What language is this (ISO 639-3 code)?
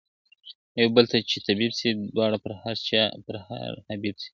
pus